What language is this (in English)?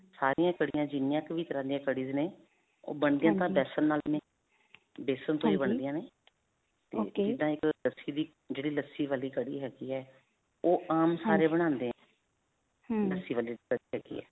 Punjabi